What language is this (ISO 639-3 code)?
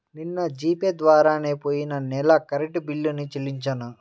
tel